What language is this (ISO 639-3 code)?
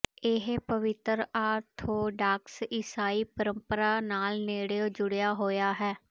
pan